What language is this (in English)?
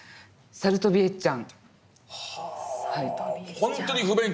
Japanese